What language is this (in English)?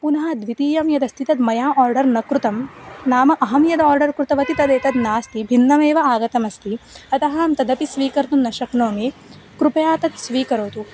Sanskrit